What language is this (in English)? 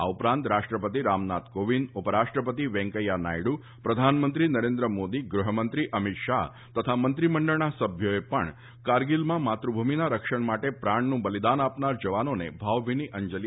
Gujarati